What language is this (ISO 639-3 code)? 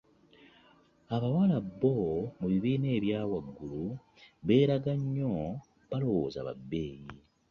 lug